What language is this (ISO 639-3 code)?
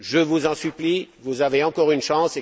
fra